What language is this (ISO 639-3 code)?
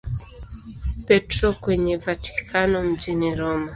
swa